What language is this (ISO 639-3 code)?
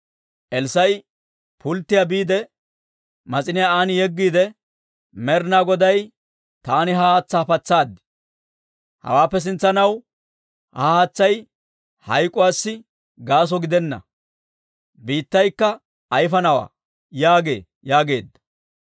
dwr